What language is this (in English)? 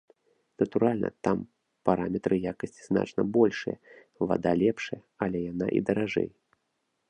Belarusian